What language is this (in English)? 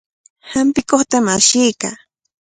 Cajatambo North Lima Quechua